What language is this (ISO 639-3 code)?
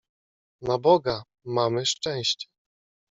pol